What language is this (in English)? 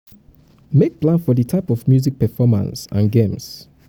Nigerian Pidgin